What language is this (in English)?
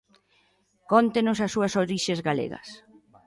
Galician